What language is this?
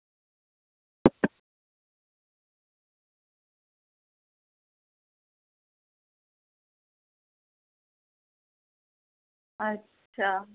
Dogri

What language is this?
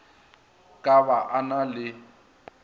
Northern Sotho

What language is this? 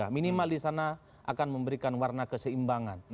Indonesian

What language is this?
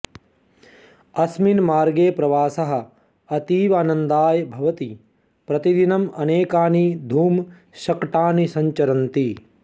Sanskrit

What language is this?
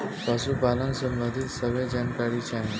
Bhojpuri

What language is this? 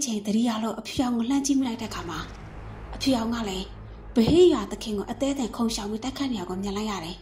Thai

